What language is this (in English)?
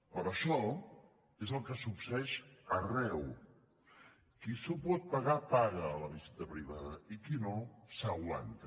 Catalan